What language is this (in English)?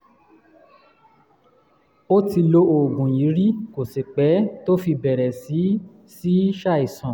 Yoruba